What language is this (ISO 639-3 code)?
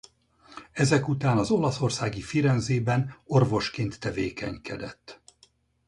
hun